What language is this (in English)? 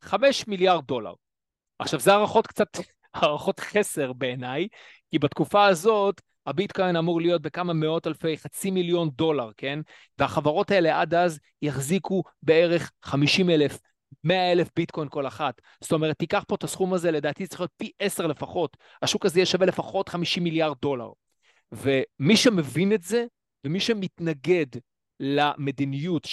Hebrew